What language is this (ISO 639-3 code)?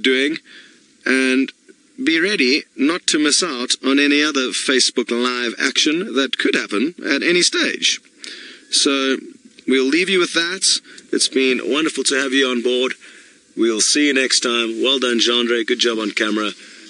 eng